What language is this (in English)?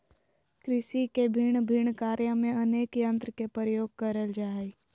Magahi